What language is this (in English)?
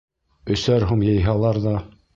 Bashkir